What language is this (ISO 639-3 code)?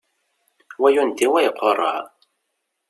kab